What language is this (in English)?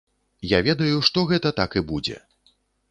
Belarusian